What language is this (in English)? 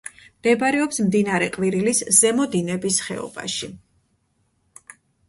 Georgian